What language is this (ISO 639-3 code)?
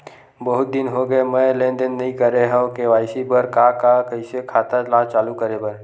hne